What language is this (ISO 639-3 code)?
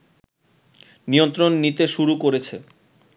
ben